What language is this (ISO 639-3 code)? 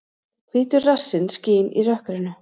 isl